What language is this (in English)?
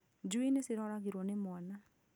Kikuyu